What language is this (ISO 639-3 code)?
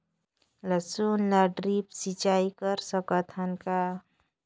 hne